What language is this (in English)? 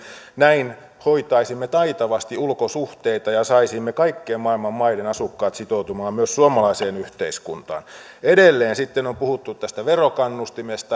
Finnish